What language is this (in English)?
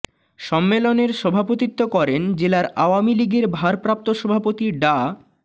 Bangla